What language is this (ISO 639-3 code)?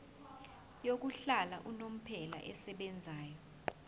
zul